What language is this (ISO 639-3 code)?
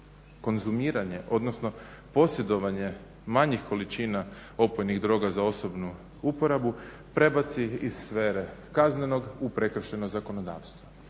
hrv